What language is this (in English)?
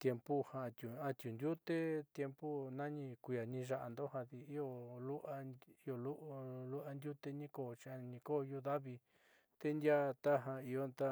Southeastern Nochixtlán Mixtec